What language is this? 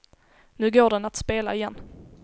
Swedish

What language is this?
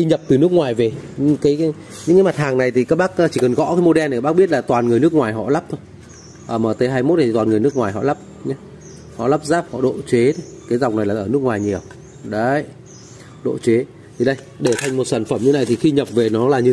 Vietnamese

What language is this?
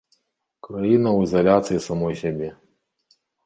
Belarusian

